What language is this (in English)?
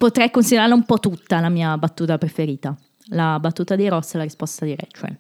Italian